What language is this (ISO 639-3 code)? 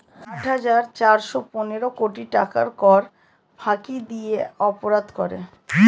ben